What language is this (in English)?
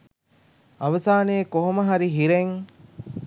Sinhala